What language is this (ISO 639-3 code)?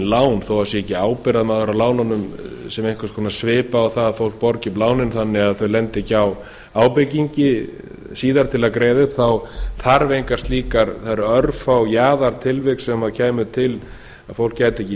isl